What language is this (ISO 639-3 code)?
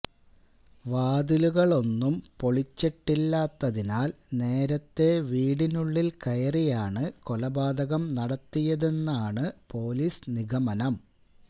mal